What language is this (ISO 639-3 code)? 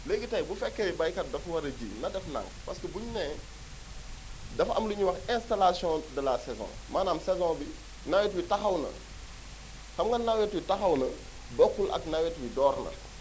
wol